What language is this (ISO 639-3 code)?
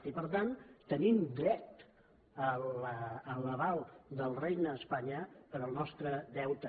cat